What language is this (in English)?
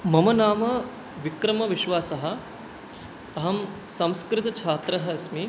Sanskrit